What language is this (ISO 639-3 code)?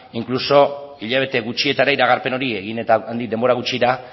eus